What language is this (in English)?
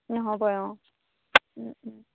Assamese